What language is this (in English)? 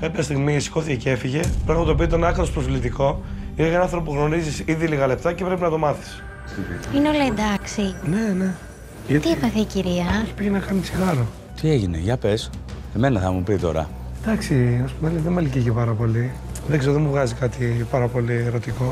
Greek